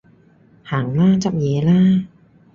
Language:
Cantonese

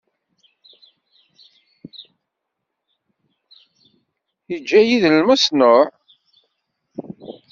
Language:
Kabyle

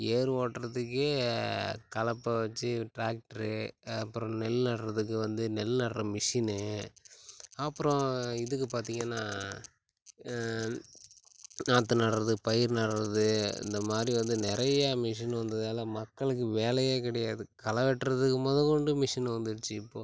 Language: Tamil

